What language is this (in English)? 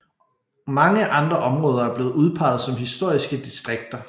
Danish